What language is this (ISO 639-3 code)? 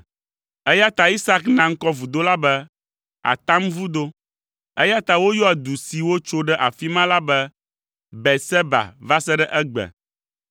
ewe